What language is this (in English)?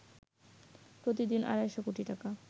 Bangla